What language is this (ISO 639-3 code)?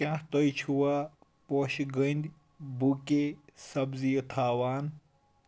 kas